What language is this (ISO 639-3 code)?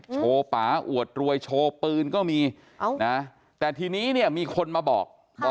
tha